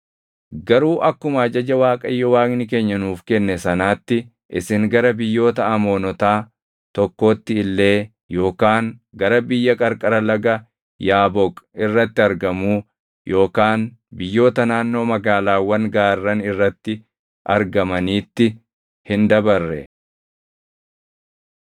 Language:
Oromo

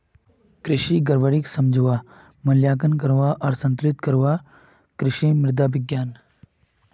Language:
Magahi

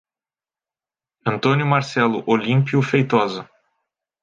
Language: Portuguese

